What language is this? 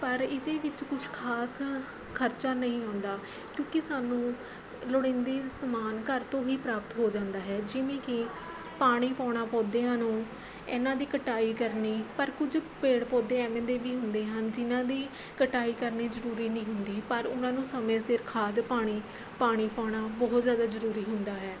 Punjabi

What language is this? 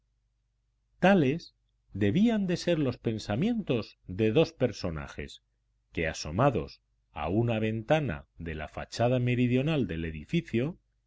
Spanish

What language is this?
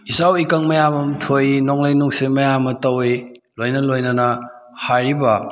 Manipuri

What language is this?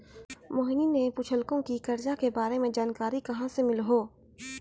Maithili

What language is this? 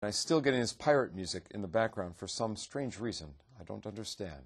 Hebrew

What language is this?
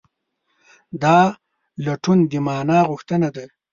Pashto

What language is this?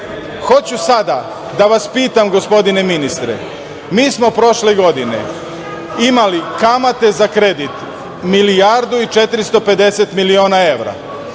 Serbian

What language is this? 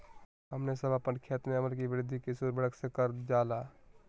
Magahi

